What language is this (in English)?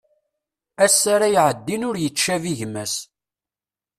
Kabyle